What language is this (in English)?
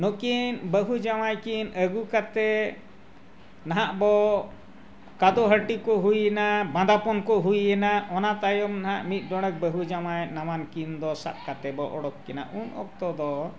Santali